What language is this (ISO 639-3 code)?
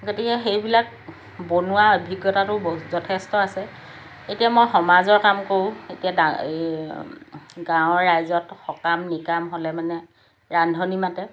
asm